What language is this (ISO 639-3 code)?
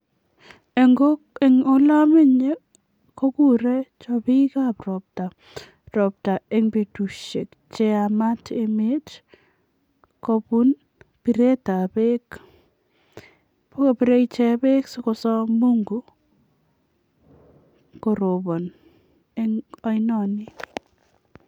kln